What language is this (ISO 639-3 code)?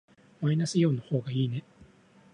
jpn